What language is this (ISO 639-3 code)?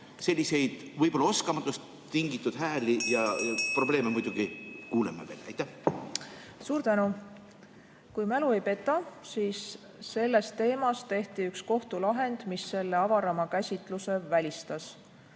est